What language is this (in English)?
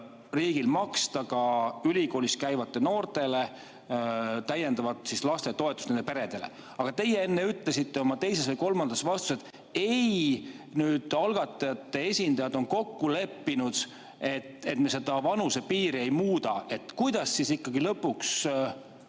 Estonian